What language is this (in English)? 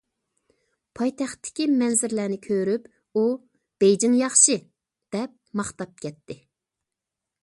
Uyghur